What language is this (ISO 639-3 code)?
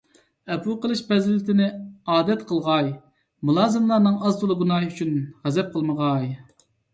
uig